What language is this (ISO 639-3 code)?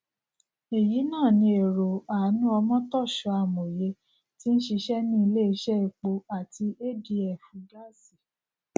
yor